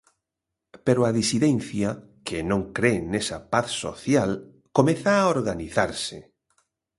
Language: Galician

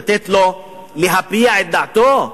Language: Hebrew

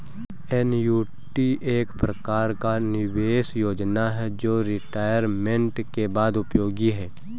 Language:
Hindi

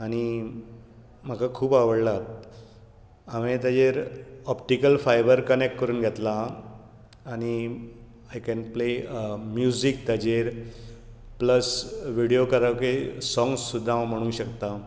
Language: Konkani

